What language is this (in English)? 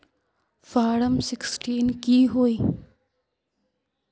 Magahi